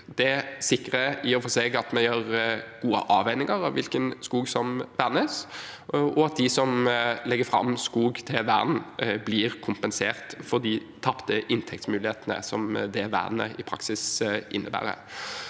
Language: Norwegian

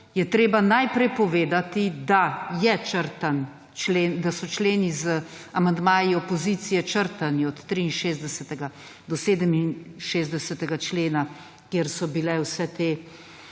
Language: Slovenian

